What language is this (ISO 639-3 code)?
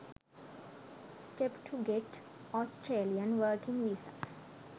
sin